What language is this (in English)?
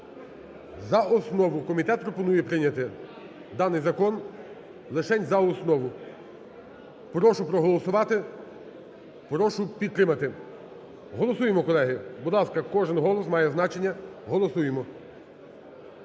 Ukrainian